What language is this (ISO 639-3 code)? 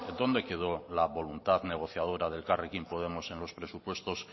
spa